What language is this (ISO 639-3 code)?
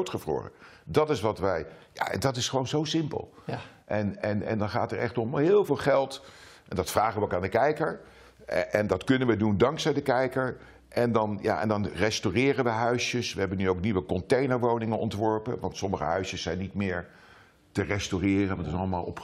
nld